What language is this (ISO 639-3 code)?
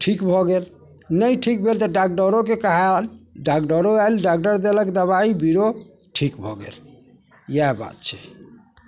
mai